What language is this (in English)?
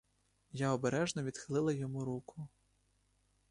Ukrainian